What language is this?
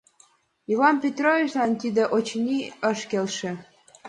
Mari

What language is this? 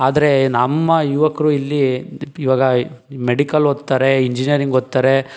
Kannada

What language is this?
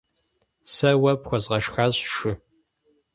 Kabardian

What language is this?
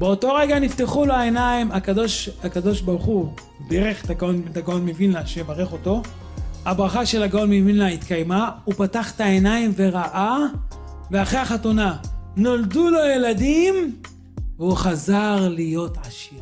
Hebrew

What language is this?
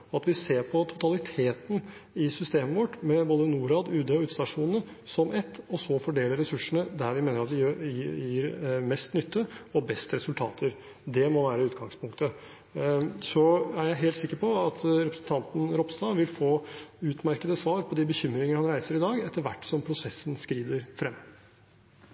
Norwegian Bokmål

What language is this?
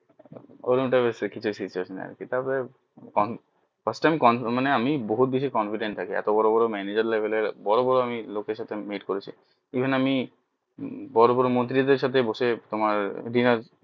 Bangla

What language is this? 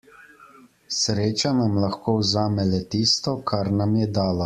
Slovenian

